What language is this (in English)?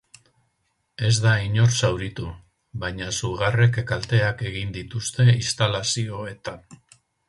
Basque